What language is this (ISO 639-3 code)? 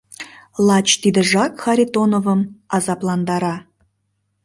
chm